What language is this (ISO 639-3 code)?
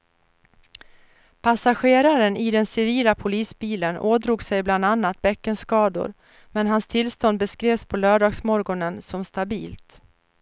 swe